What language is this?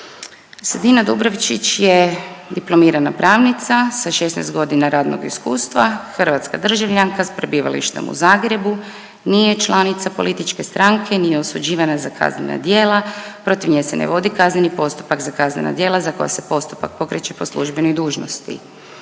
Croatian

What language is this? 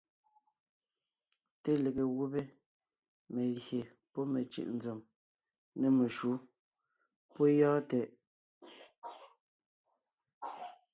Ngiemboon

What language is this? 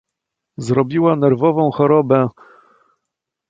Polish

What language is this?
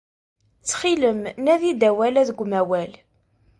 Kabyle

